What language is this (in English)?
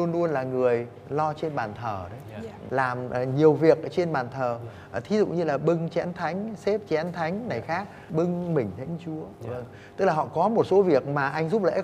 Vietnamese